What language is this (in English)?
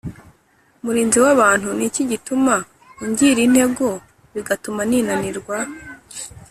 Kinyarwanda